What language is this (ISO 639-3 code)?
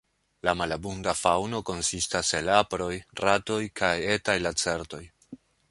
epo